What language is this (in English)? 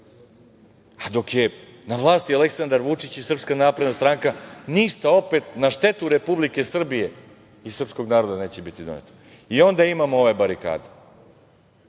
Serbian